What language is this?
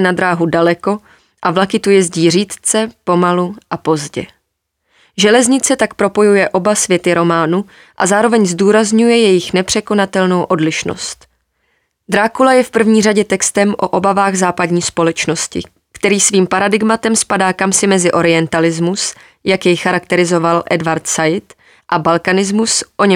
Czech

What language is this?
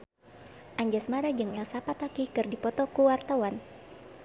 Sundanese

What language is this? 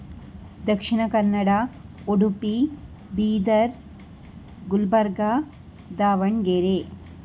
Kannada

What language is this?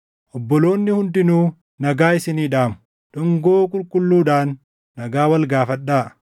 Oromo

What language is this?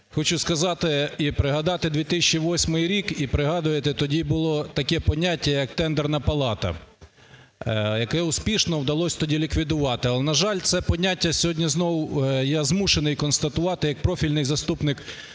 Ukrainian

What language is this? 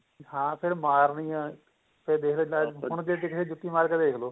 Punjabi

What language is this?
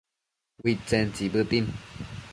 Matsés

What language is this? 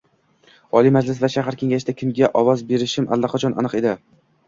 Uzbek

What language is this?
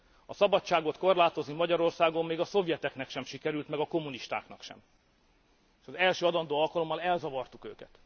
Hungarian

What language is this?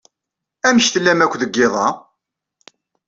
Kabyle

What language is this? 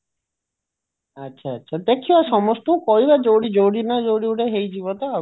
Odia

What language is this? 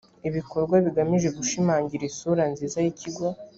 Kinyarwanda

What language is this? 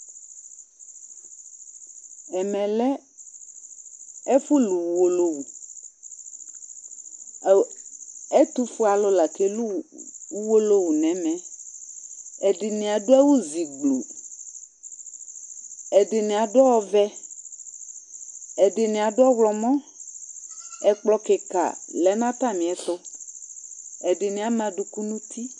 Ikposo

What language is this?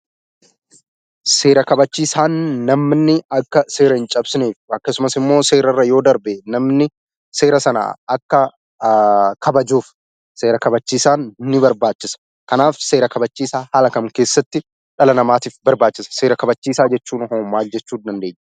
Oromo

